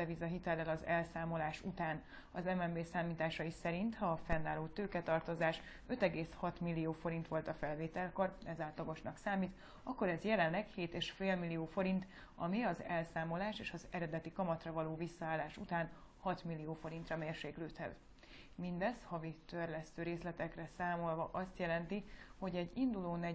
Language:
Hungarian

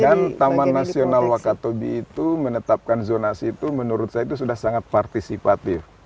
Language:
Indonesian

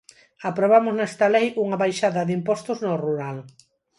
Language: Galician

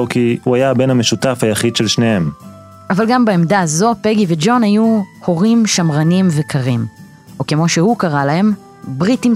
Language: Hebrew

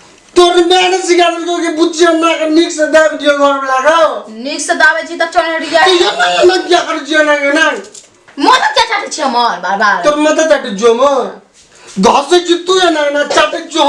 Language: Turkish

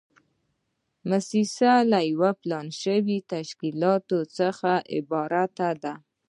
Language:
Pashto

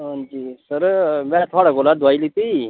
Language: Dogri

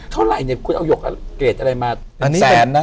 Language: Thai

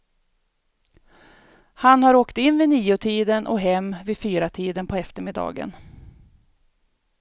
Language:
Swedish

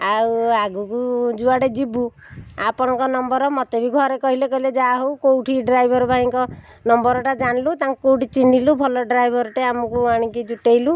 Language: Odia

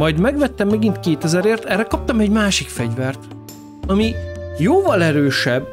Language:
Hungarian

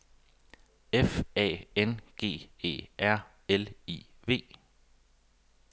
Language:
Danish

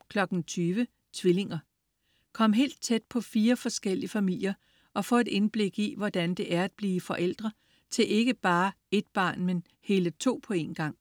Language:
Danish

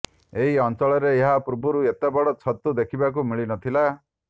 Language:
Odia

